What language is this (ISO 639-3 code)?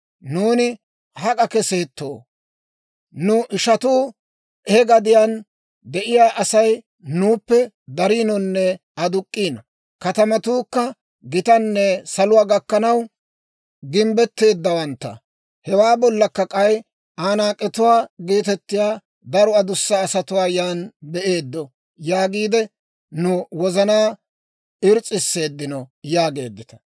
dwr